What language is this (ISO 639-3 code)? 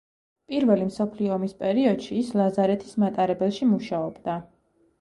kat